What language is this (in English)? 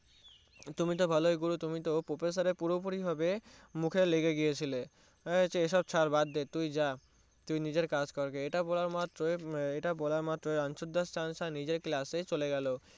Bangla